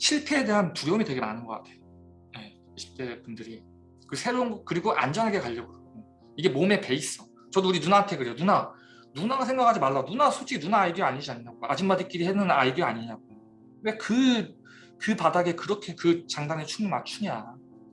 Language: Korean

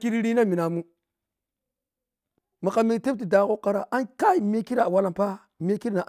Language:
Piya-Kwonci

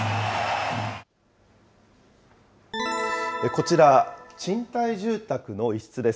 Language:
Japanese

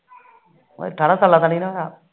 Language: Punjabi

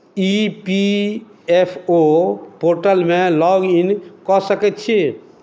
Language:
Maithili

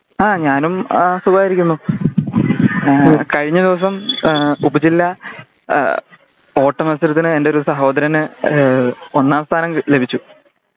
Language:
Malayalam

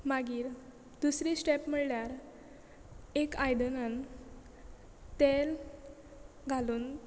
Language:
Konkani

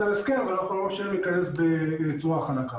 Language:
Hebrew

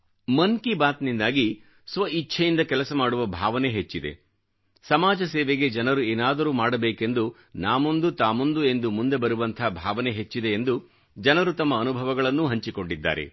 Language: Kannada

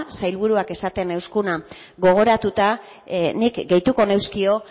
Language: Basque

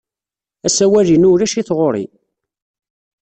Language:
Kabyle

